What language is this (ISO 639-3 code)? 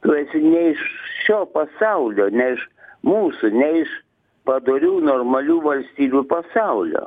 lit